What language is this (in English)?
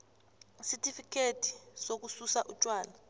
South Ndebele